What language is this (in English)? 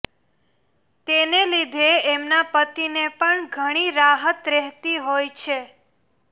Gujarati